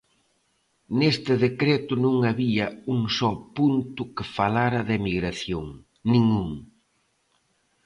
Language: Galician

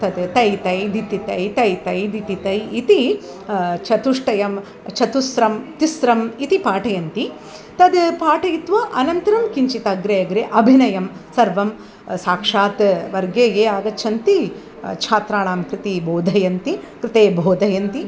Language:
Sanskrit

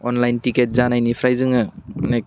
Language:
Bodo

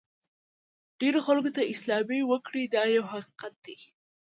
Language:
Pashto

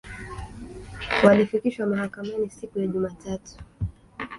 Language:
Swahili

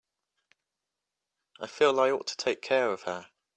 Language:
English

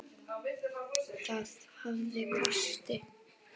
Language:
Icelandic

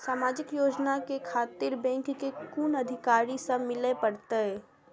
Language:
Maithili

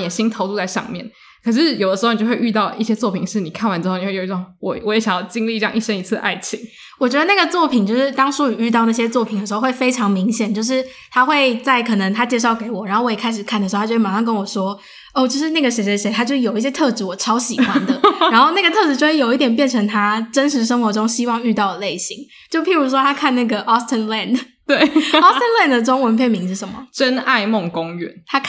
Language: Chinese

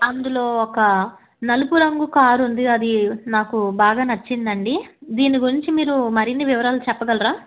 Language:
Telugu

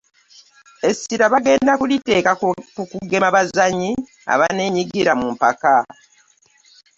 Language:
Ganda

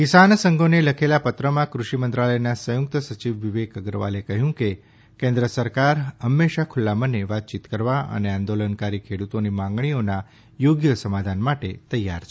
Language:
Gujarati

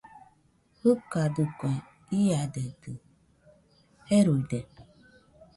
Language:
Nüpode Huitoto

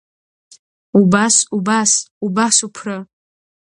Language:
Abkhazian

